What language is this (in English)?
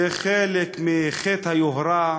Hebrew